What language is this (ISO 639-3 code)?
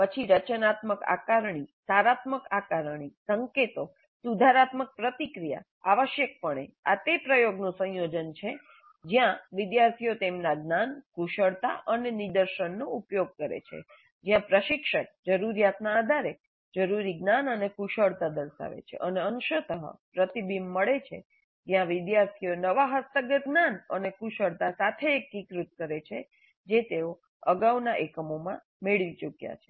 guj